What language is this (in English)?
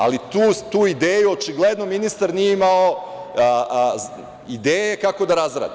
Serbian